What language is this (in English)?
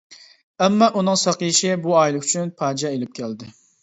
Uyghur